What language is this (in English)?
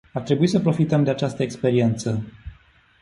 Romanian